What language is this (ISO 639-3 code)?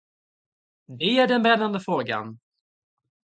swe